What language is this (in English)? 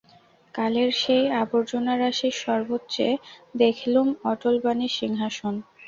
Bangla